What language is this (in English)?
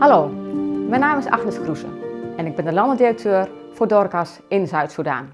Dutch